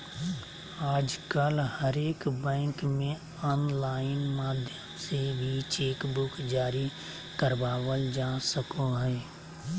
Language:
Magahi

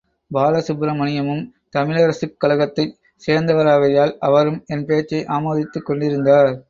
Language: Tamil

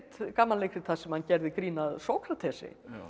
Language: Icelandic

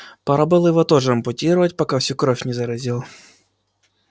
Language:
Russian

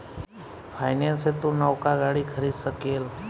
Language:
Bhojpuri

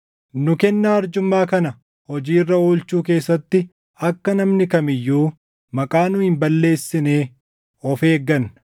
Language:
Oromo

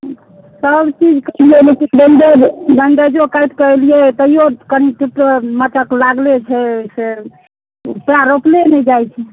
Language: Maithili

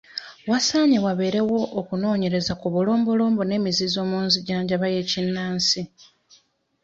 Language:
Ganda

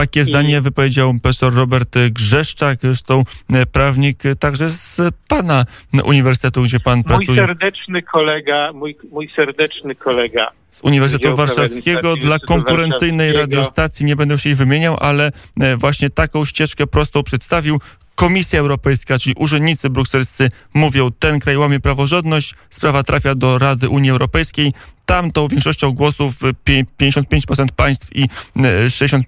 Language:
Polish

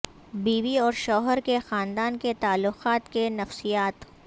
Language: Urdu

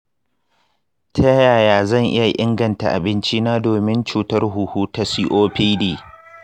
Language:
Hausa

